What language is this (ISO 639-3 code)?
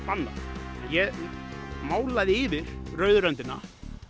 isl